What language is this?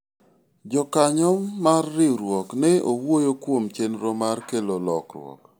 Luo (Kenya and Tanzania)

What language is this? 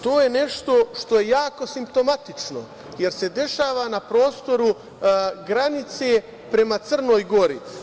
Serbian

